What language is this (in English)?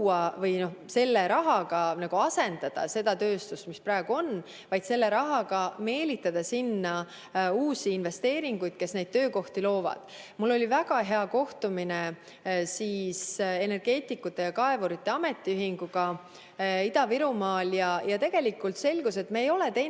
Estonian